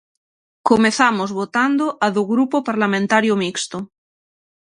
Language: Galician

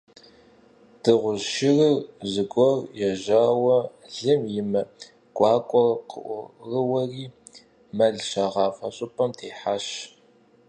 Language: Kabardian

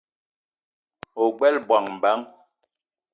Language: Eton (Cameroon)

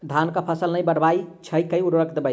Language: Maithili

